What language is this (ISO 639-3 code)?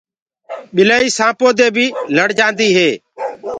ggg